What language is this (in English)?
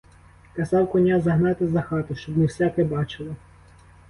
Ukrainian